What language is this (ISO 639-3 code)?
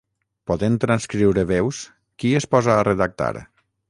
cat